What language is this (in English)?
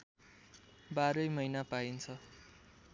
Nepali